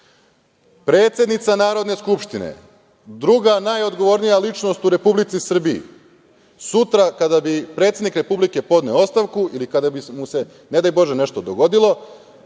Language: Serbian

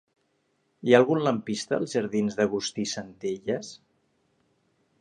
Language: Catalan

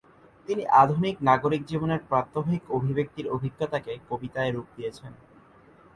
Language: Bangla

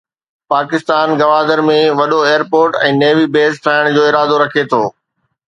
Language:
Sindhi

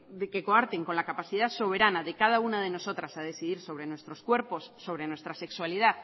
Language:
Spanish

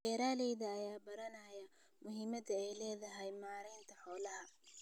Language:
Somali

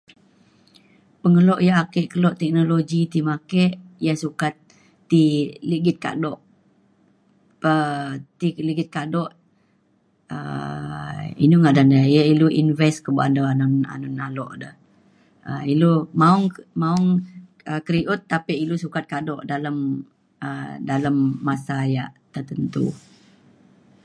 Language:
Mainstream Kenyah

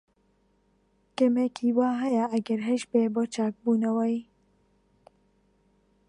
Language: Central Kurdish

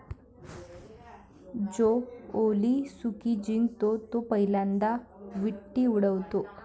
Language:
Marathi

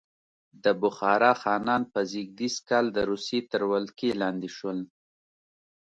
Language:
Pashto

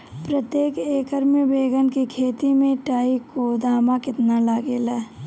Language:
Bhojpuri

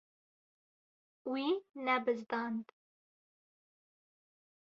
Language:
Kurdish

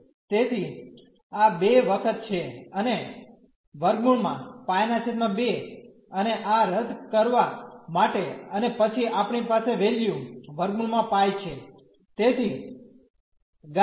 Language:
Gujarati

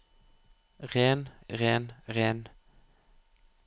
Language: Norwegian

